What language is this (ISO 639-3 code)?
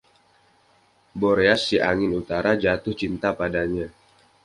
ind